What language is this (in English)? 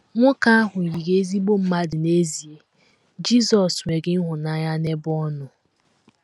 Igbo